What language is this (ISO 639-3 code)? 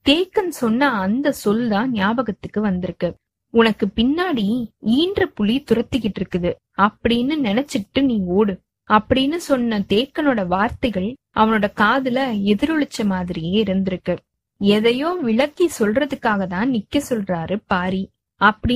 tam